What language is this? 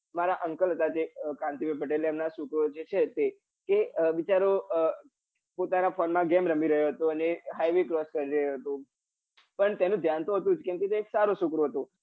Gujarati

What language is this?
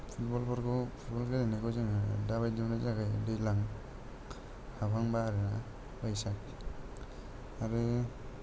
Bodo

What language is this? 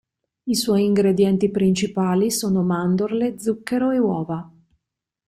Italian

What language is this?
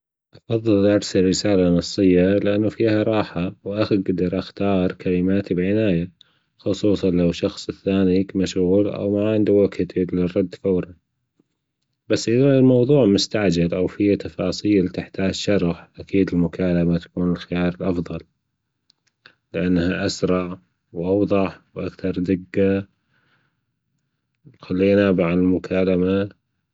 Gulf Arabic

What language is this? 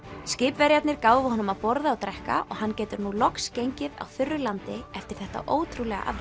Icelandic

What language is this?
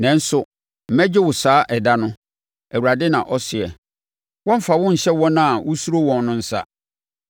Akan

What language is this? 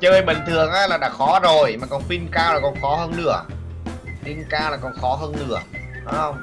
Vietnamese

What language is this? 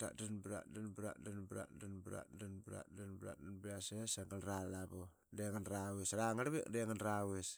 Qaqet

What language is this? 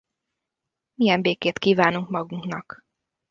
Hungarian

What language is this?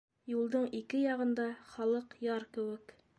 Bashkir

